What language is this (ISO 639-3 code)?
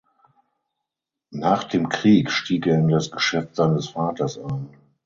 deu